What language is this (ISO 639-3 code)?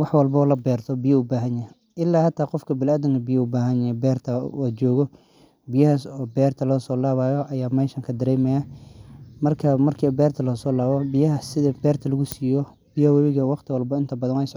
som